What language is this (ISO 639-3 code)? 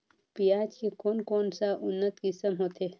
hne